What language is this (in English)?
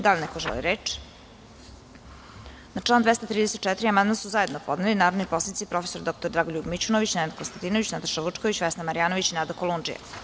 Serbian